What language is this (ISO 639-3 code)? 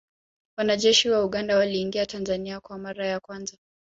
swa